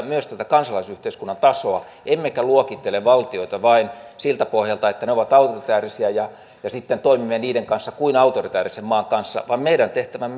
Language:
Finnish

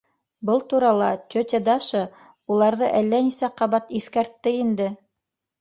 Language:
Bashkir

